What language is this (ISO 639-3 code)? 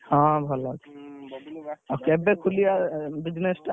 ori